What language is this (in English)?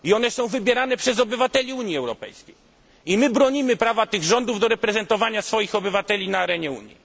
Polish